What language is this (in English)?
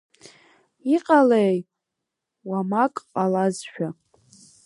Abkhazian